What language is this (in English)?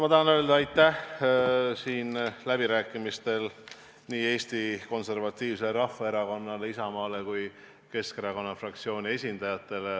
Estonian